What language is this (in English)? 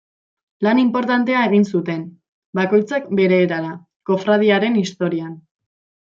Basque